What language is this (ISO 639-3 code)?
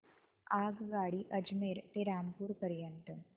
mar